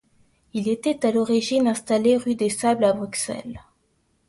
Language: French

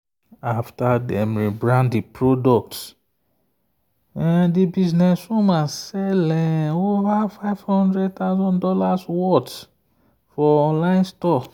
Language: Nigerian Pidgin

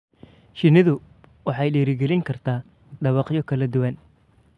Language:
Somali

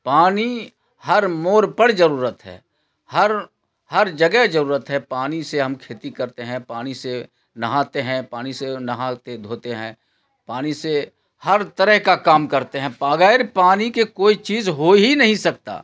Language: Urdu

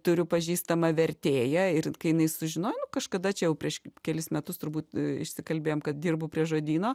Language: Lithuanian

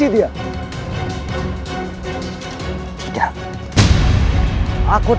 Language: Indonesian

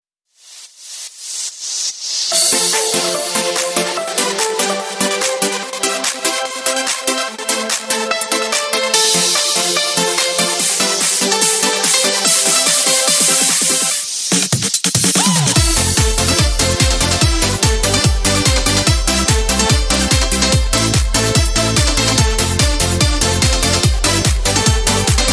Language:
Polish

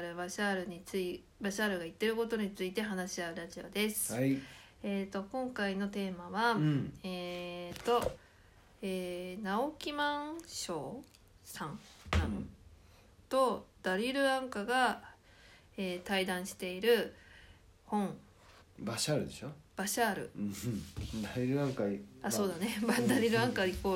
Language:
Japanese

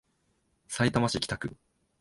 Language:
Japanese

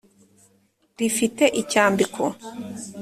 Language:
Kinyarwanda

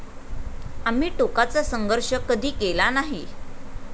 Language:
Marathi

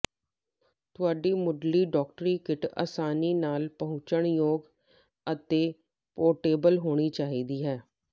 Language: Punjabi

